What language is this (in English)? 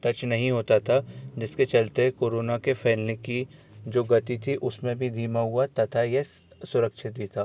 Hindi